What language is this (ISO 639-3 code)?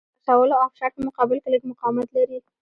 pus